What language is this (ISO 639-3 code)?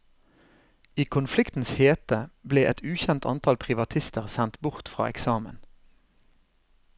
nor